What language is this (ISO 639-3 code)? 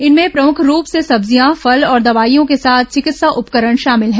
hin